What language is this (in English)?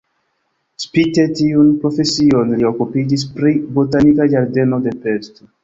Esperanto